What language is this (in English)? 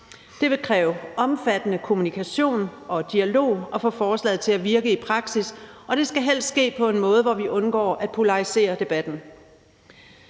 Danish